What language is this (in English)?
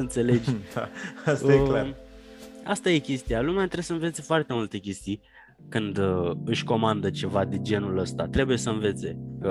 Romanian